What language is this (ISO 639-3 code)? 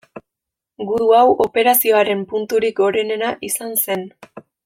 eus